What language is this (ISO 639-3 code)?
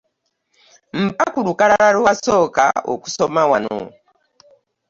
lug